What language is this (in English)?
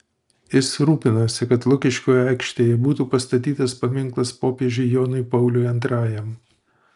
Lithuanian